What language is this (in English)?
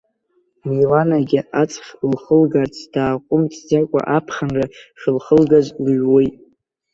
Abkhazian